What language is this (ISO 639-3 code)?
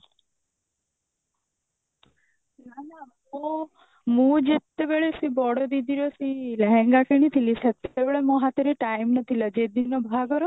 ori